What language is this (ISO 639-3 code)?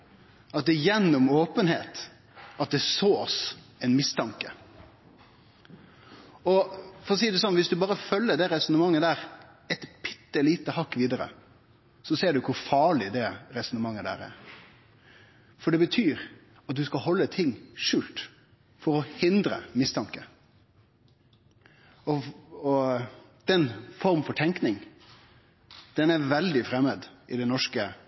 nno